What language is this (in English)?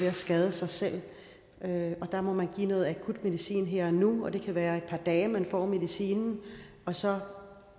Danish